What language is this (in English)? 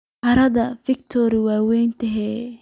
Somali